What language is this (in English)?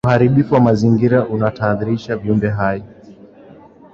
Swahili